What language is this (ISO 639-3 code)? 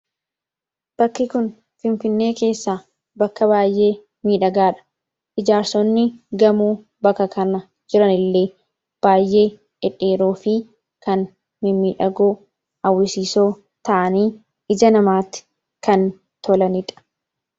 orm